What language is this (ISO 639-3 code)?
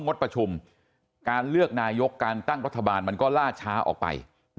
tha